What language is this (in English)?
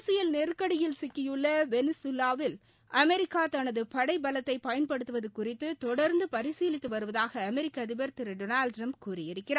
Tamil